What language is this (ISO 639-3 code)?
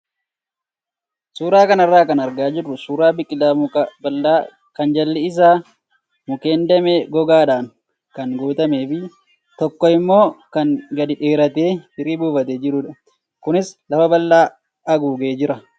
orm